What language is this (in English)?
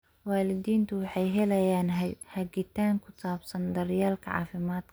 Somali